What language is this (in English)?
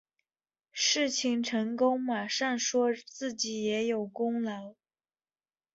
Chinese